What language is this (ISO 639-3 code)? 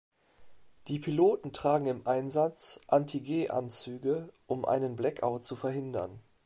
deu